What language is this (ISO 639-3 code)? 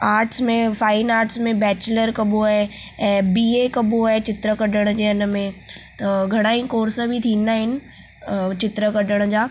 snd